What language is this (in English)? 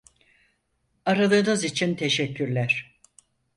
Turkish